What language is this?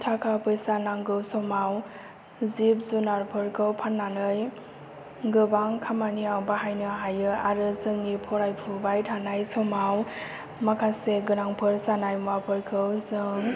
Bodo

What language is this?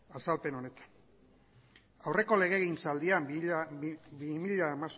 Basque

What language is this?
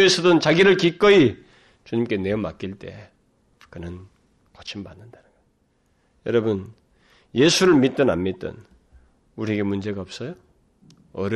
Korean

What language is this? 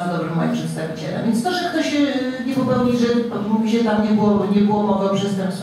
Polish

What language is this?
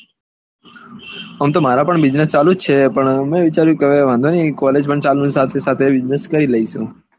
Gujarati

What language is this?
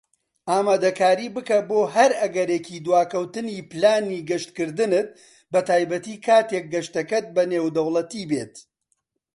Central Kurdish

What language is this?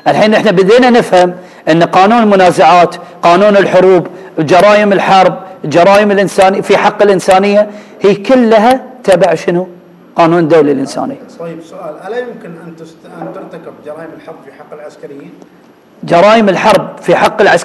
Arabic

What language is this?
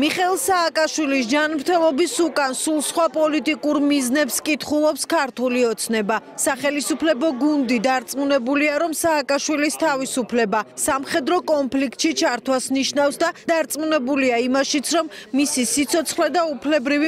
Romanian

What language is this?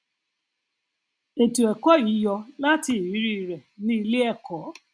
Yoruba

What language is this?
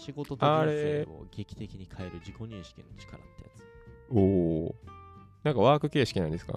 Japanese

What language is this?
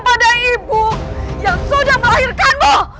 Indonesian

